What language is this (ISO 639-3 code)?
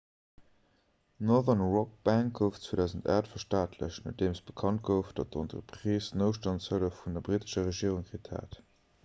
ltz